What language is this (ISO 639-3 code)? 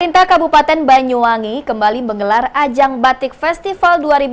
ind